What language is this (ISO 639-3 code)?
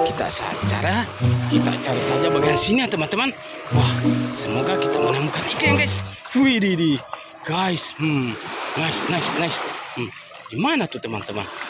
ind